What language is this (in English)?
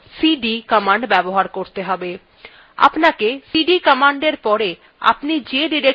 Bangla